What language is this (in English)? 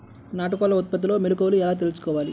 Telugu